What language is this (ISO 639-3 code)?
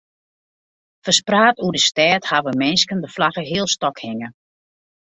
fry